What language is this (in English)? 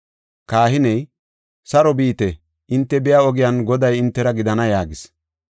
Gofa